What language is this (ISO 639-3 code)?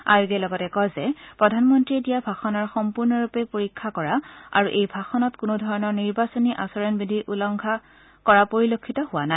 asm